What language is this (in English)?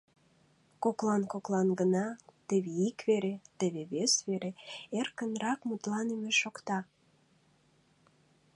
Mari